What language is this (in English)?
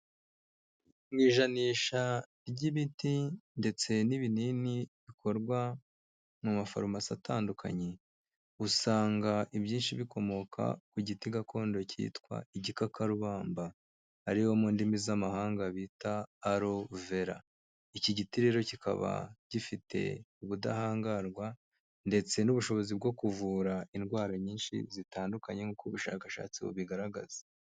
Kinyarwanda